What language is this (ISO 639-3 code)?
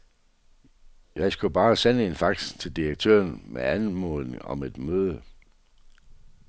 dan